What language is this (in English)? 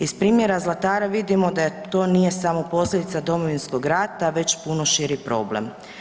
Croatian